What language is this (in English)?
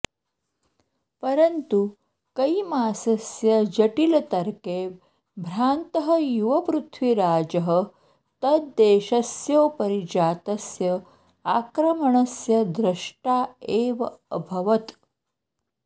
Sanskrit